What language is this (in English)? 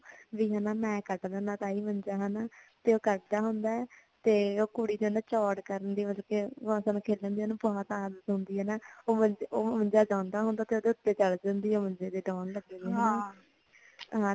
Punjabi